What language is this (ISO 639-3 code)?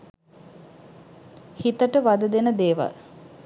sin